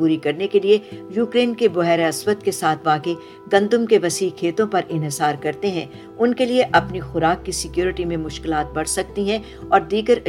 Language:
Urdu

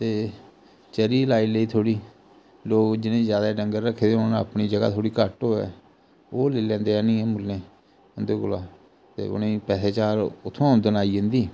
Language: Dogri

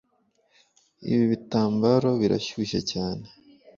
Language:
Kinyarwanda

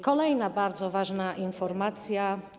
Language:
Polish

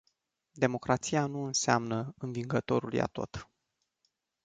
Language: Romanian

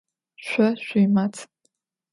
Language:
Adyghe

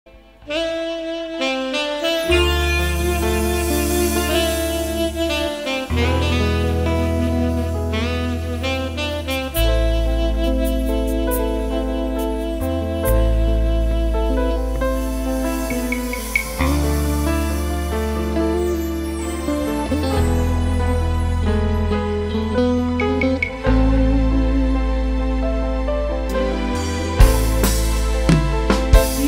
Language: Indonesian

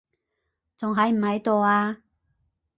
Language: Cantonese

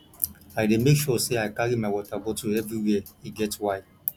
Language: Nigerian Pidgin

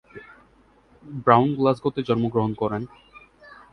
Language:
Bangla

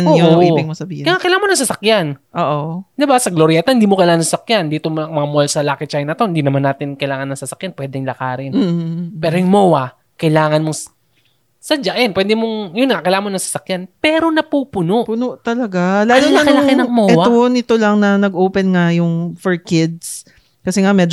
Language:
Filipino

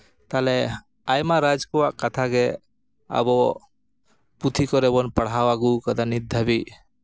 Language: Santali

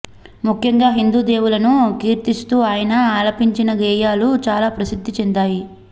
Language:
Telugu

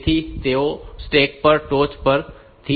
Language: Gujarati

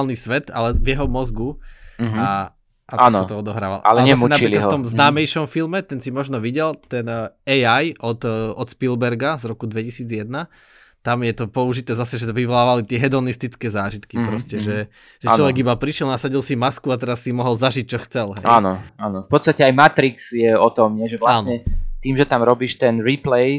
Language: Slovak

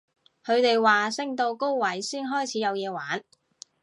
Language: Cantonese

